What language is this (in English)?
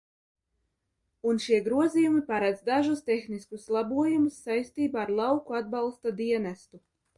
Latvian